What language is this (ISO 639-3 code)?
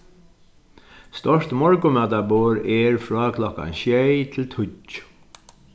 fao